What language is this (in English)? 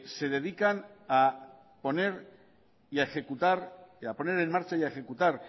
Spanish